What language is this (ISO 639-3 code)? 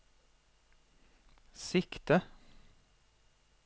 nor